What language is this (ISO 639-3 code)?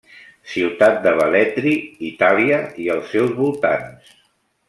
cat